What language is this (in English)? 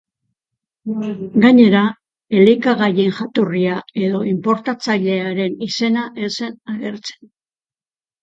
Basque